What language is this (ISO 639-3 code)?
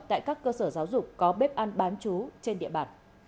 vie